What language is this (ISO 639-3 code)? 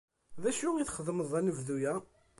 kab